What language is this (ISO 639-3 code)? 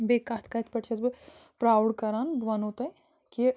kas